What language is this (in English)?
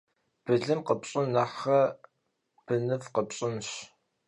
Kabardian